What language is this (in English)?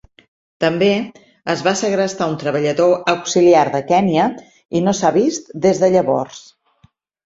Catalan